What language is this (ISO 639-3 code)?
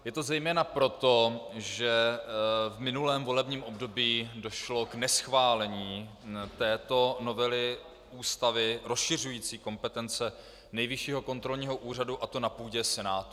ces